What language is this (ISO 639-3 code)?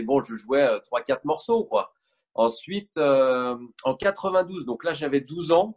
fra